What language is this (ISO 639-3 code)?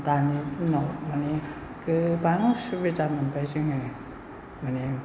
brx